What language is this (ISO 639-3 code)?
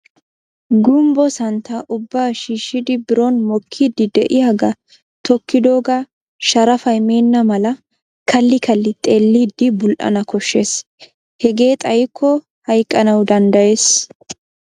wal